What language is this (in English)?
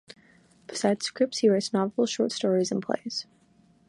English